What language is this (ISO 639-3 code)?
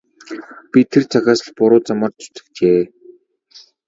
mon